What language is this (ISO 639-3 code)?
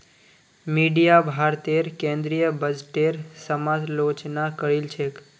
mag